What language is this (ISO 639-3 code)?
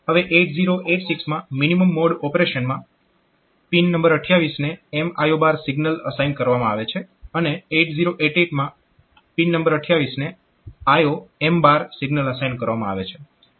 guj